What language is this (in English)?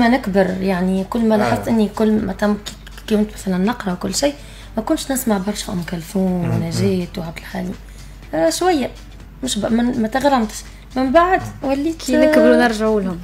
Arabic